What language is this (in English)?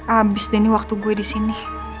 Indonesian